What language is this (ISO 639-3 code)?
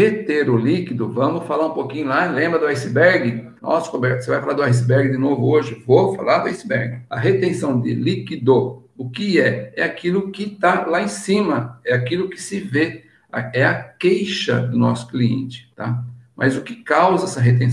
por